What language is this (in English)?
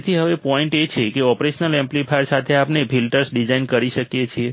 Gujarati